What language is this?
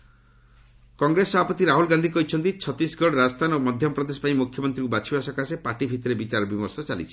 Odia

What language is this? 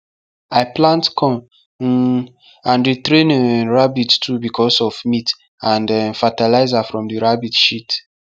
Nigerian Pidgin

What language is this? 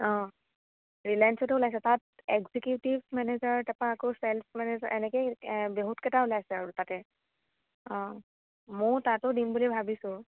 Assamese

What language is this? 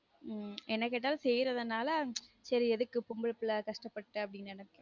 Tamil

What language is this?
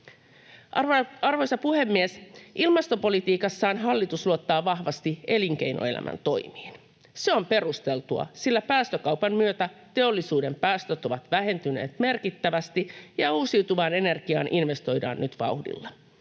Finnish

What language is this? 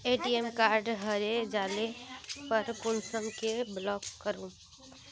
Magahi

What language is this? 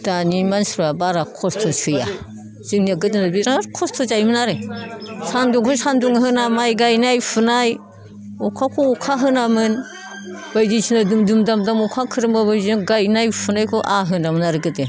Bodo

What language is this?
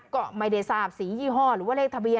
Thai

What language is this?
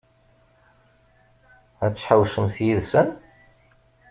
Kabyle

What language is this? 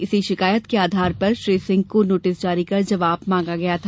Hindi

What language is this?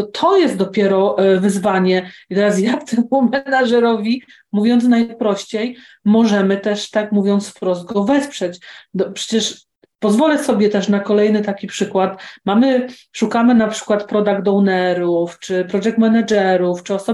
Polish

